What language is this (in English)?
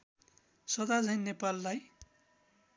Nepali